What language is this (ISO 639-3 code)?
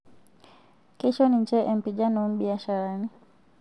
mas